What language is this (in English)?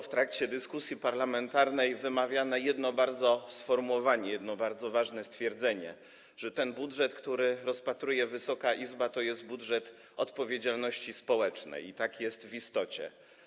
Polish